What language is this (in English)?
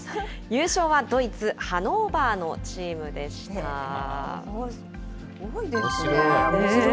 Japanese